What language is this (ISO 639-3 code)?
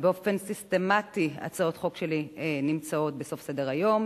heb